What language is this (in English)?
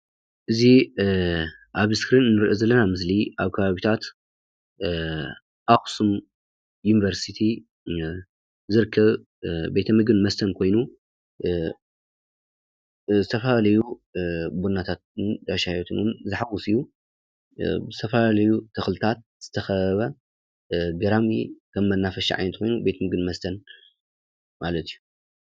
Tigrinya